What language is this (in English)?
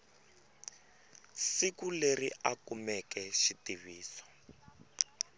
Tsonga